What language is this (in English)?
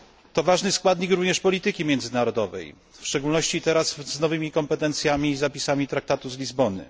Polish